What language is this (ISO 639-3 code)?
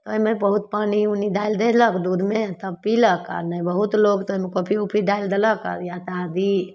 mai